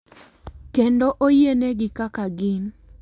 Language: Luo (Kenya and Tanzania)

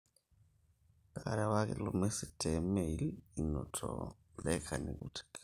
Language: Masai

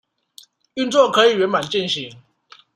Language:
Chinese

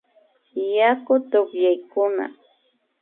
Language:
Imbabura Highland Quichua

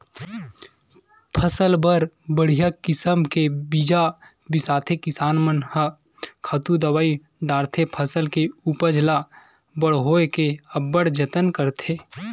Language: Chhattisgarhi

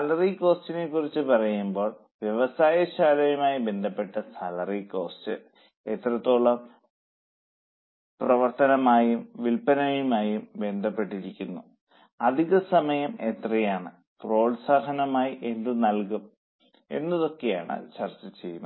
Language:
Malayalam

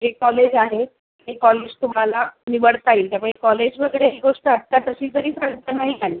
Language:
Marathi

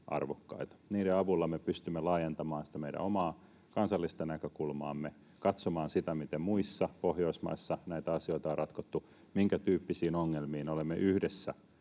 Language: Finnish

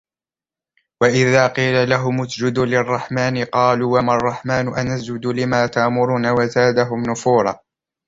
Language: Arabic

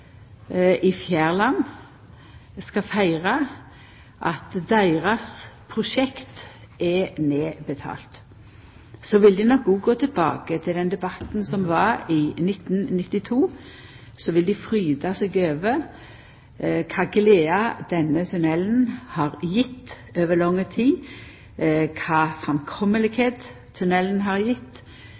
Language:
Norwegian Nynorsk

